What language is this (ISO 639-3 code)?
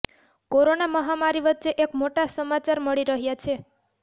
guj